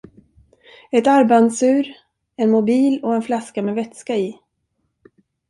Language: Swedish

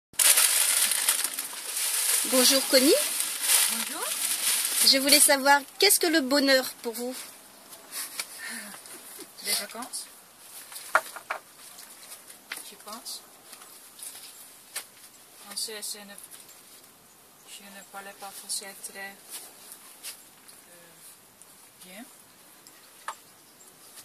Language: French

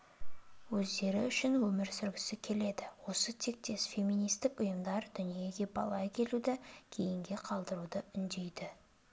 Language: Kazakh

